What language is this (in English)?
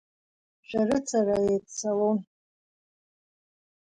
Abkhazian